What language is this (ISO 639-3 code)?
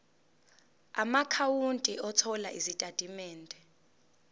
zul